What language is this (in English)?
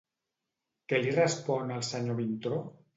Catalan